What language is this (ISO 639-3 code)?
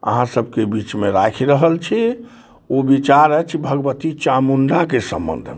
mai